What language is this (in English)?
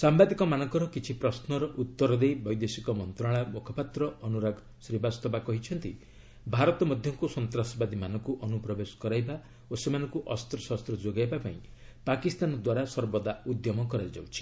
Odia